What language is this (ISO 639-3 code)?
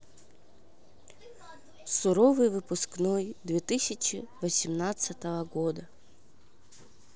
rus